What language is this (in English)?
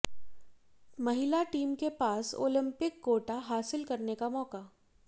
Hindi